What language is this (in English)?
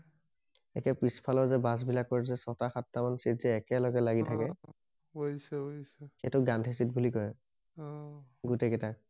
Assamese